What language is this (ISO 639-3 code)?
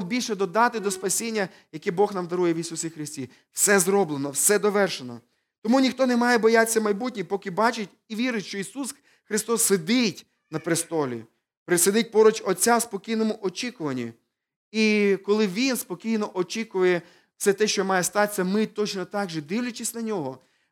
ukr